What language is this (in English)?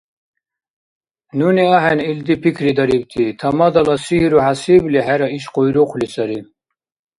Dargwa